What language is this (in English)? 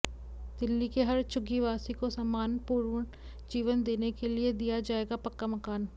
Hindi